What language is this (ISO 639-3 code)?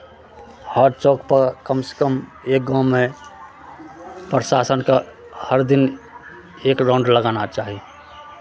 mai